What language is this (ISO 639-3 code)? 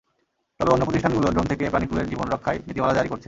ben